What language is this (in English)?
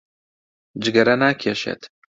Central Kurdish